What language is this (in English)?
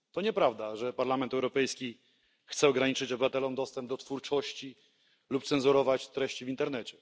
Polish